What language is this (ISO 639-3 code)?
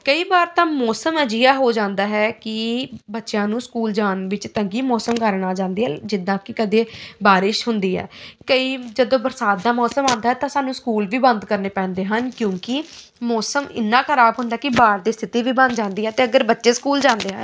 pan